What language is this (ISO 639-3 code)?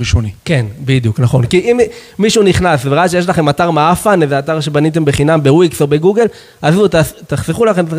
heb